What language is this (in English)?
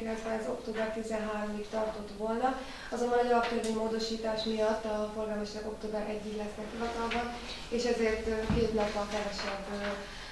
Hungarian